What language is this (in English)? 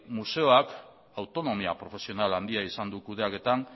Basque